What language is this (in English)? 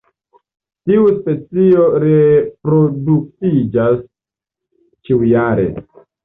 Esperanto